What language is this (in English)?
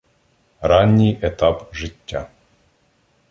Ukrainian